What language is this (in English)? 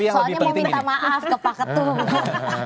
Indonesian